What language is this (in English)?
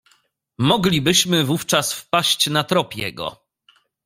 Polish